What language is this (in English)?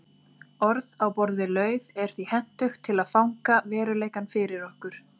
Icelandic